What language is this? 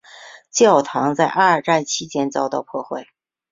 Chinese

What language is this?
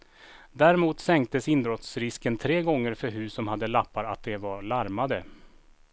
Swedish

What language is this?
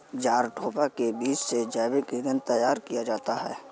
Hindi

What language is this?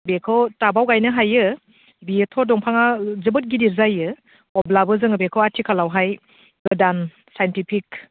Bodo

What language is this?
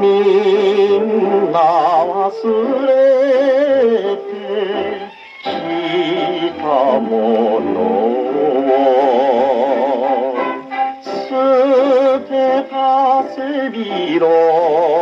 Korean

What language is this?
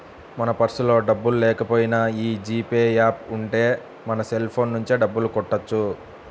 Telugu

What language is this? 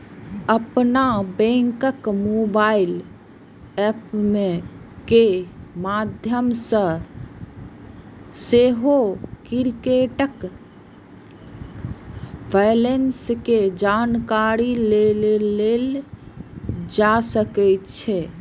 Maithili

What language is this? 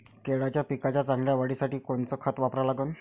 Marathi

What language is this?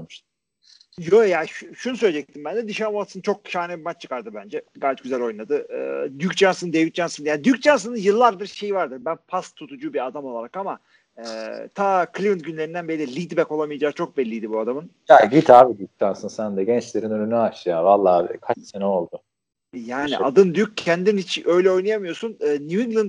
Turkish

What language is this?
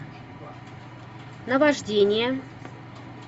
Russian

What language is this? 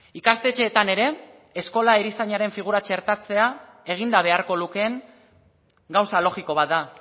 Basque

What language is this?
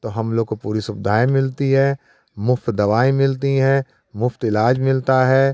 Hindi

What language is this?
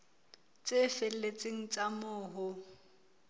Southern Sotho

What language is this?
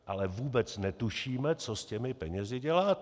Czech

